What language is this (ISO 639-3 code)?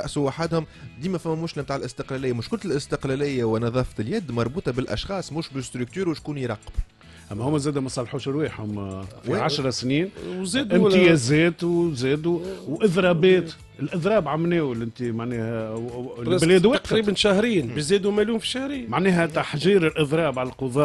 ara